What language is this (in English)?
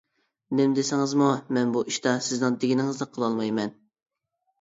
Uyghur